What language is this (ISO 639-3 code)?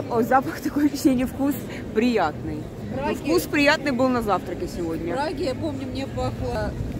rus